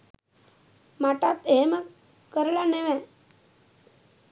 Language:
Sinhala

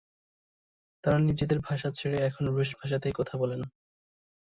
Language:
Bangla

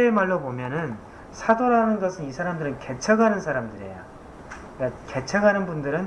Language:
Korean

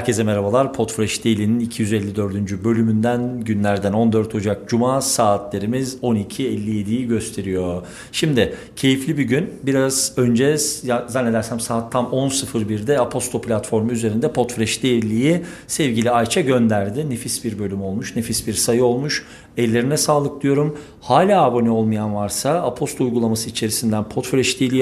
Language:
Turkish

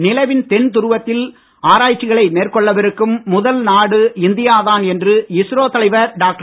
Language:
Tamil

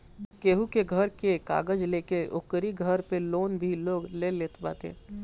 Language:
Bhojpuri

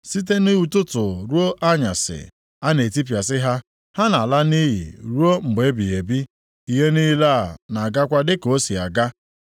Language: Igbo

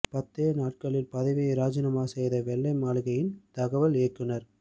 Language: Tamil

